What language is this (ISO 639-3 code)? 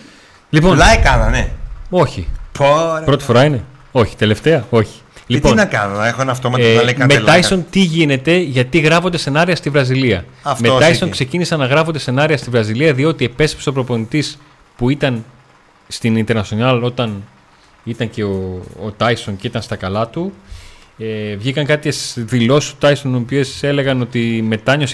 ell